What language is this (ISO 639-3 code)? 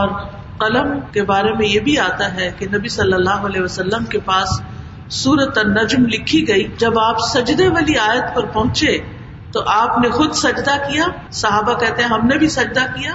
urd